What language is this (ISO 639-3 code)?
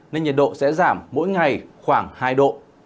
vie